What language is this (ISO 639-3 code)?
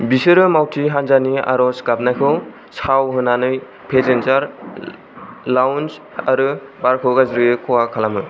brx